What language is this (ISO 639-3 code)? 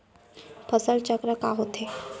hne